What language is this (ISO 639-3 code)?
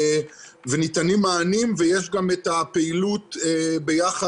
heb